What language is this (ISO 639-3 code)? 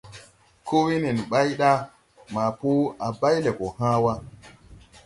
tui